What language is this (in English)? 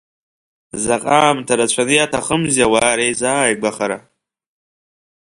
Abkhazian